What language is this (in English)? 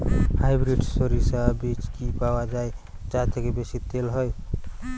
Bangla